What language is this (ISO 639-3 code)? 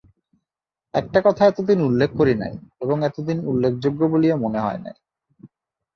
ben